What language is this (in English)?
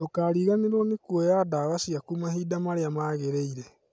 Kikuyu